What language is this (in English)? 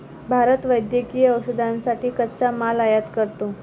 Marathi